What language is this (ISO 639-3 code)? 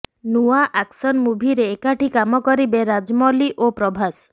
ori